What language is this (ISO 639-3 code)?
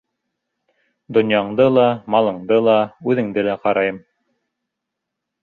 bak